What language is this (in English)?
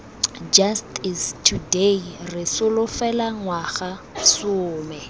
Tswana